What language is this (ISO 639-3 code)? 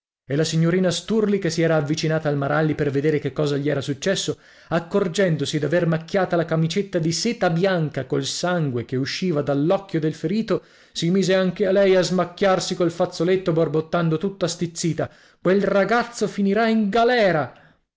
ita